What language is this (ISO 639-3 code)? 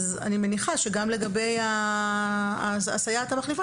heb